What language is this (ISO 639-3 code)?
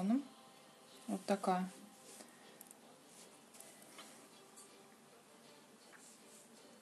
rus